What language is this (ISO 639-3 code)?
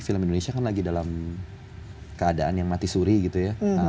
ind